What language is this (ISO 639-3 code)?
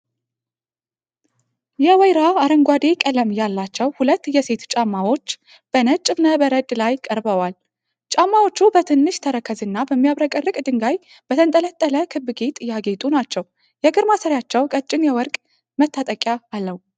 amh